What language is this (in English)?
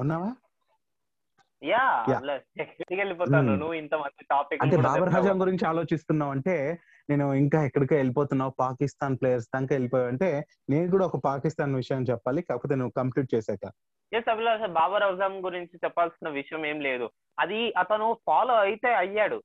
Telugu